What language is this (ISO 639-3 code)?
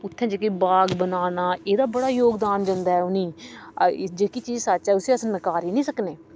doi